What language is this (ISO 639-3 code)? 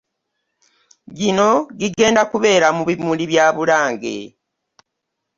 lug